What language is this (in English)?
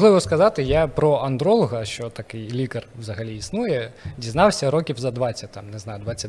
Ukrainian